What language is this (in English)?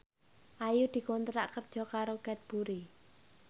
Javanese